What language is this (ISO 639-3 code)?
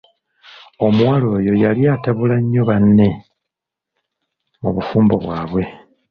lug